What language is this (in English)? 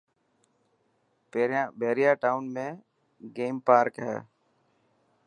Dhatki